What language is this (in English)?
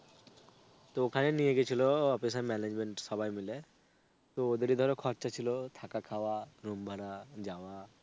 Bangla